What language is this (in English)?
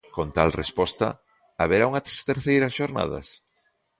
Galician